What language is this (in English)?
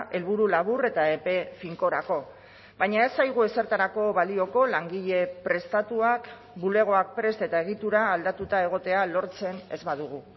Basque